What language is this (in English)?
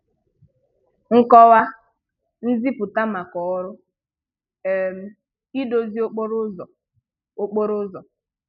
Igbo